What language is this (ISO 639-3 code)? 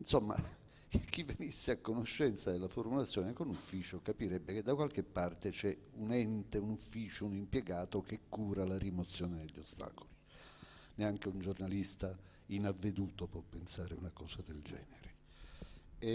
ita